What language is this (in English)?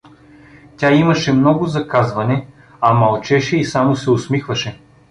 Bulgarian